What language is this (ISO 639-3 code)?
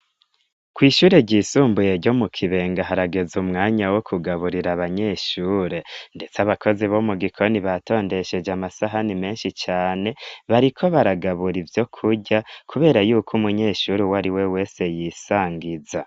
run